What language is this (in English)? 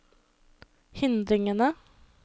Norwegian